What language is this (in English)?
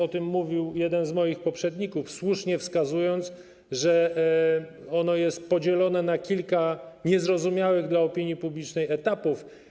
Polish